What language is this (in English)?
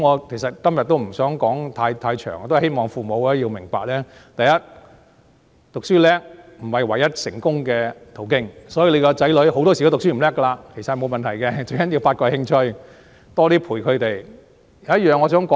Cantonese